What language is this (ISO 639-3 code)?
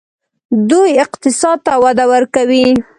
pus